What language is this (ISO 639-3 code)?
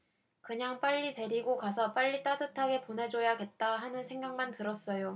kor